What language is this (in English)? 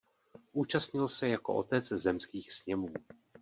Czech